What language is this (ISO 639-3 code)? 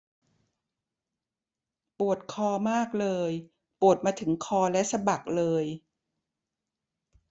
tha